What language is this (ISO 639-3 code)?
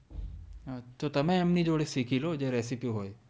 guj